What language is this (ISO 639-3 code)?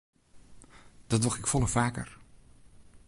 fry